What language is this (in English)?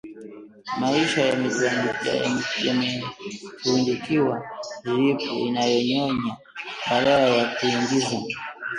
Swahili